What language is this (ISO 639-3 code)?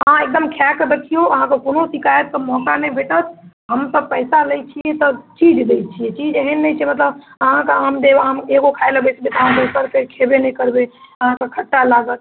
mai